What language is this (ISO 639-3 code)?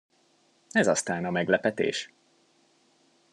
hun